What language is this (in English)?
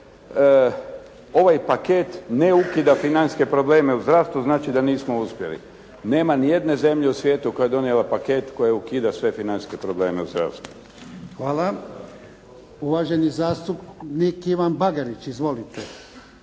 Croatian